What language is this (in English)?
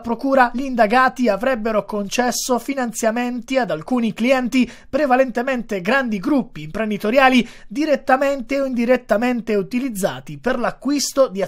Italian